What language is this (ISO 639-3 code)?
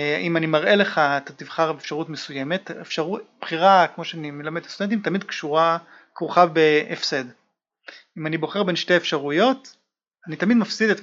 heb